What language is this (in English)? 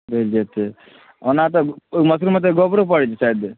Maithili